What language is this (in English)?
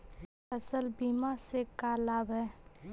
Magahi